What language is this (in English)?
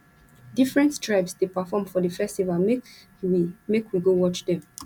Nigerian Pidgin